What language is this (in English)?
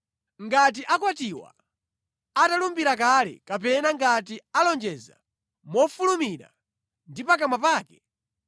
Nyanja